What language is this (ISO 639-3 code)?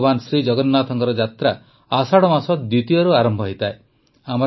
ori